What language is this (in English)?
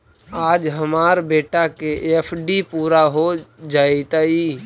Magahi